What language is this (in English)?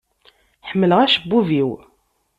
Kabyle